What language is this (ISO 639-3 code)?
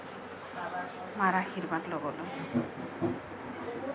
asm